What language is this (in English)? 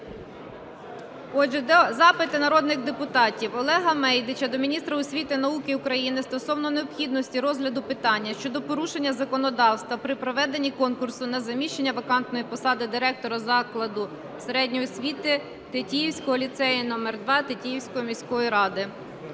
Ukrainian